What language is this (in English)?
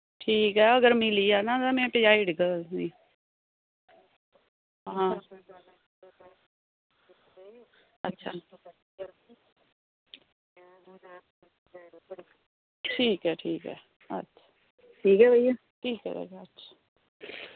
Dogri